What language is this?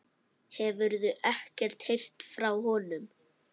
Icelandic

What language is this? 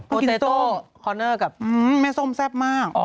Thai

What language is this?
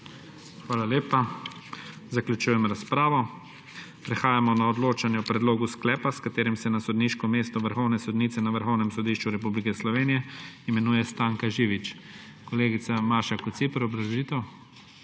Slovenian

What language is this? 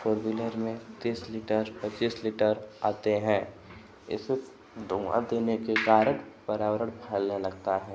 Hindi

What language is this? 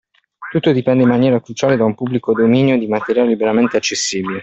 Italian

